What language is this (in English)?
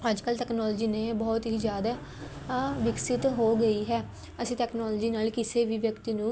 Punjabi